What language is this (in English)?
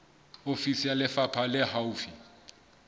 Southern Sotho